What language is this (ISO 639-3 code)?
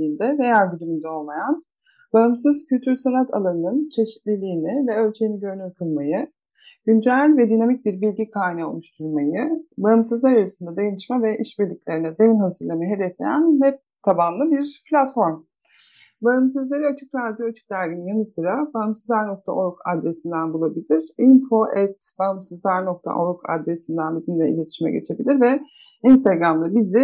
tur